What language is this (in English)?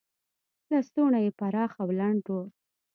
Pashto